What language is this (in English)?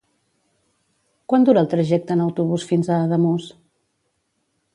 Catalan